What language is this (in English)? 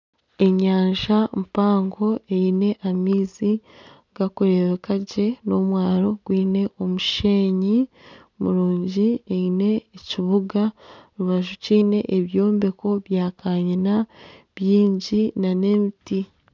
Nyankole